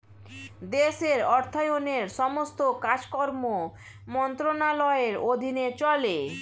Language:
Bangla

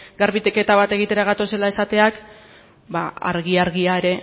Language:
Basque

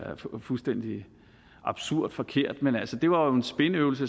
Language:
Danish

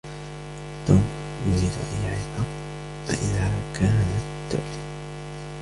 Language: Arabic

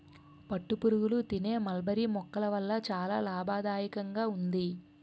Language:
Telugu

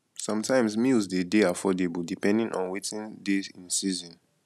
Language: Nigerian Pidgin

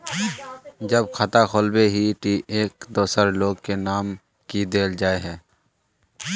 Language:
Magahi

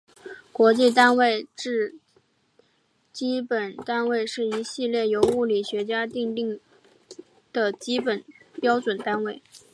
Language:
Chinese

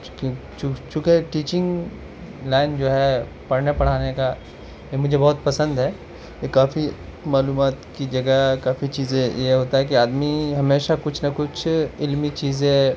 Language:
Urdu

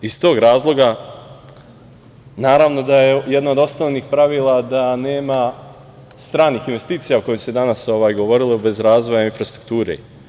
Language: Serbian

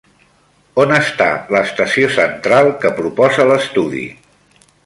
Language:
Catalan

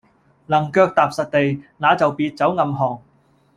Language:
Cantonese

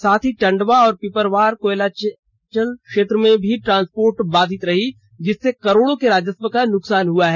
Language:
Hindi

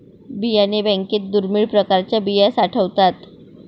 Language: Marathi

